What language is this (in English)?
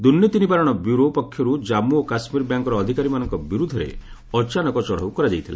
Odia